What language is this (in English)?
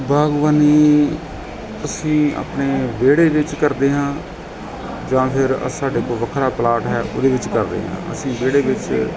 Punjabi